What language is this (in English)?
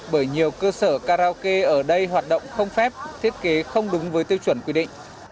Vietnamese